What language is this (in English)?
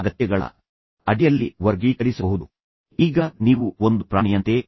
Kannada